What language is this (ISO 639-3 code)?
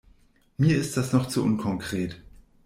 deu